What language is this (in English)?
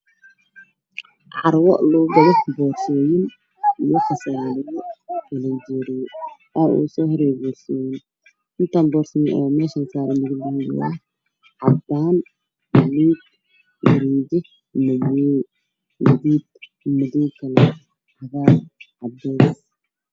Somali